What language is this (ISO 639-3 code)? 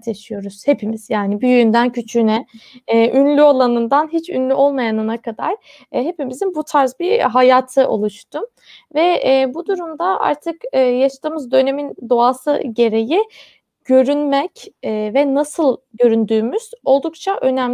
tur